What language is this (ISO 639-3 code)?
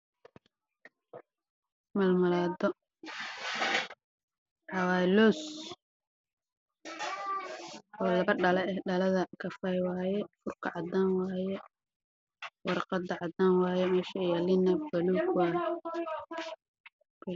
som